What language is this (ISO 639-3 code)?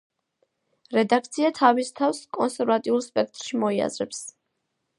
kat